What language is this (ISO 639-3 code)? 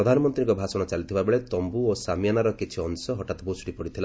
ori